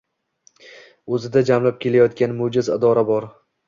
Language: Uzbek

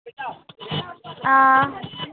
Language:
Dogri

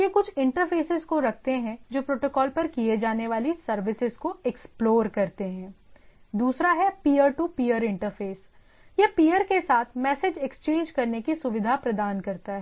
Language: Hindi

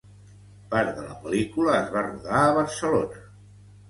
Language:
Catalan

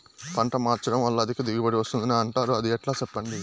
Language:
Telugu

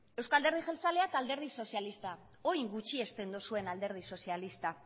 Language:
Basque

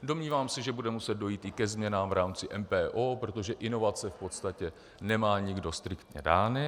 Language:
Czech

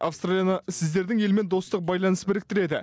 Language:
Kazakh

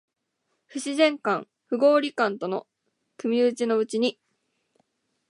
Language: Japanese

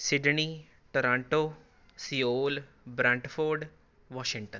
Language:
Punjabi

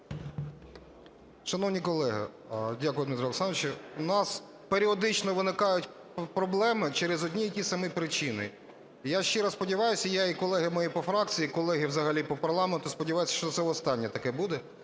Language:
Ukrainian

